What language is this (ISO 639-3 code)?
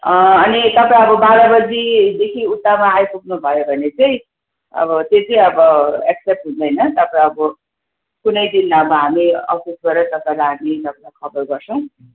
nep